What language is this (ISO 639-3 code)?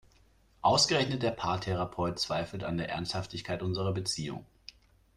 deu